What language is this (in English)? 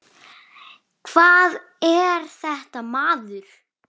Icelandic